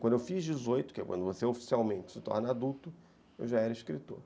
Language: Portuguese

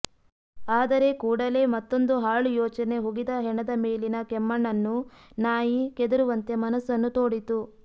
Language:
Kannada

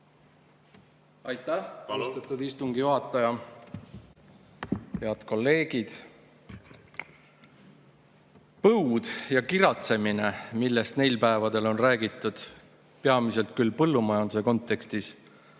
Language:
Estonian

